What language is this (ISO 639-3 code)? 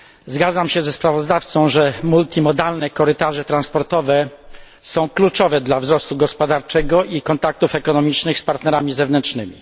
pol